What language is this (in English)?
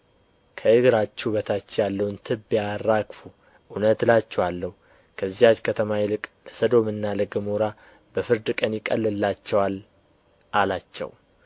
Amharic